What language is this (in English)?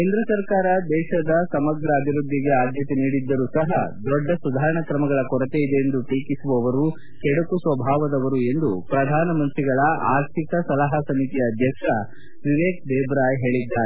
Kannada